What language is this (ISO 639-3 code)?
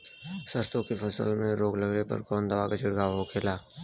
bho